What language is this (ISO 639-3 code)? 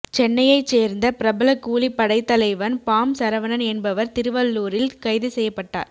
tam